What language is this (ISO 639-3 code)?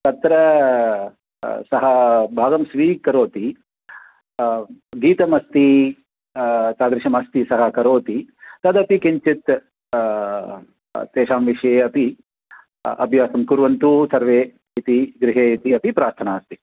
san